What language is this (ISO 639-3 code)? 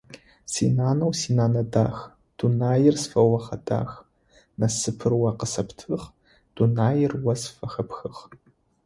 ady